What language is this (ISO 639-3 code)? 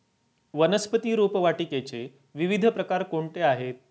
mar